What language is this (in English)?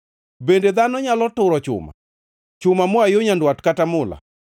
Luo (Kenya and Tanzania)